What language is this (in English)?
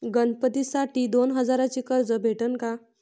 Marathi